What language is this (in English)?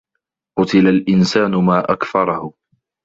Arabic